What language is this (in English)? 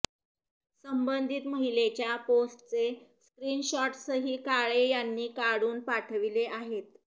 Marathi